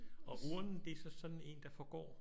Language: Danish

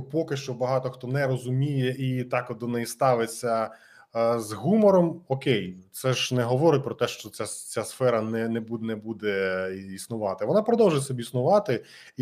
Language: Ukrainian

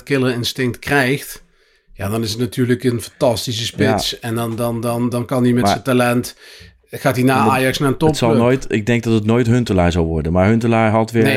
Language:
Dutch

